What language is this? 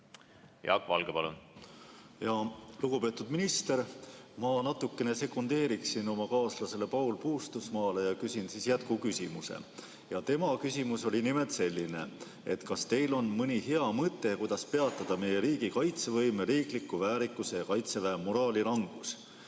Estonian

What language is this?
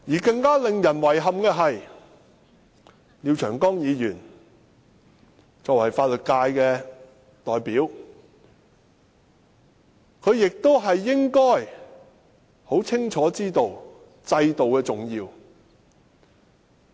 Cantonese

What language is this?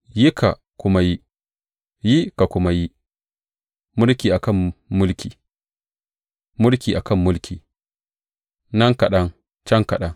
Hausa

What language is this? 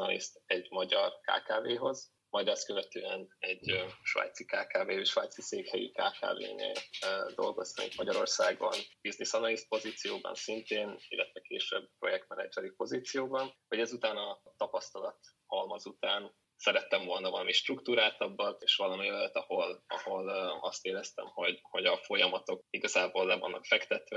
Hungarian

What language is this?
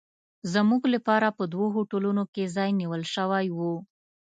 Pashto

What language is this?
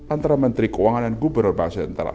Indonesian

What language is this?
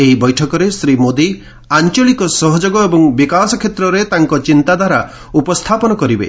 Odia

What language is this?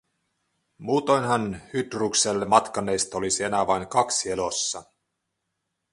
Finnish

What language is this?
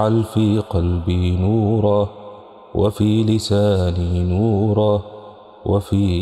Arabic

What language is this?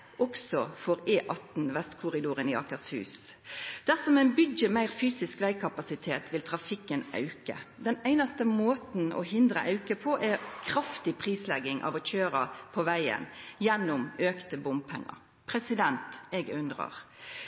Norwegian Nynorsk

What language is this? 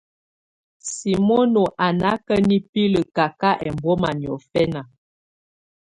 Tunen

